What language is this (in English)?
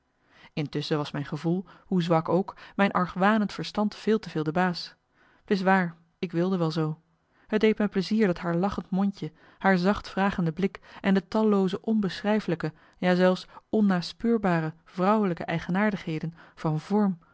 Dutch